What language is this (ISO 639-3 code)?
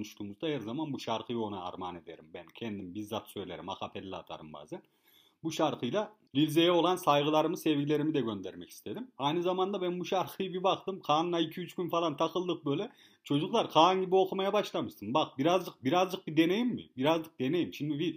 tur